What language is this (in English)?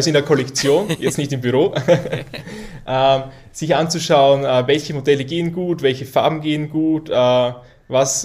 German